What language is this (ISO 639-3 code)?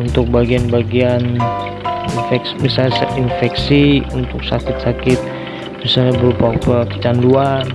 ind